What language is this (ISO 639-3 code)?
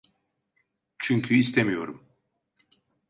tur